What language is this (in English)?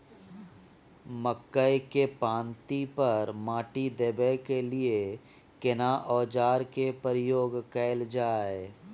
Maithili